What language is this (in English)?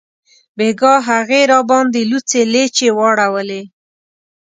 Pashto